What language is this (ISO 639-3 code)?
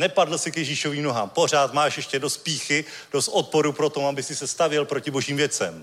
ces